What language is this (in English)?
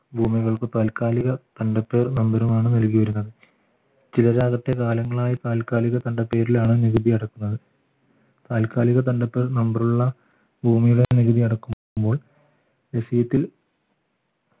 Malayalam